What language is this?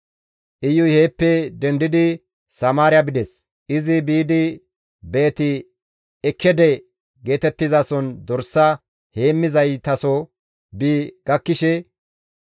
Gamo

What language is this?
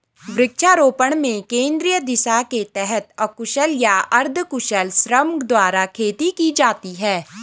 Hindi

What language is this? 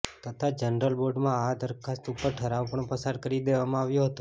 Gujarati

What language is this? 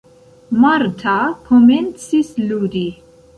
Esperanto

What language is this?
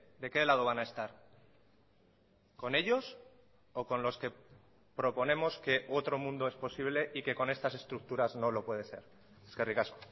Spanish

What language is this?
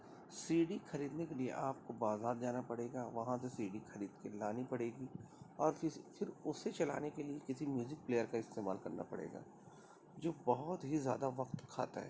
Urdu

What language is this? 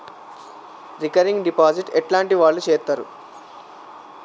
Telugu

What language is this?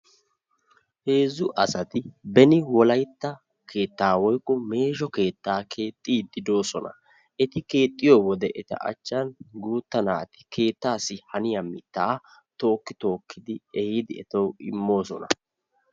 Wolaytta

